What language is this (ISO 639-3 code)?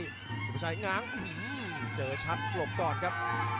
tha